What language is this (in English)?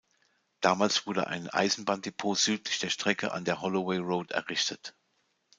German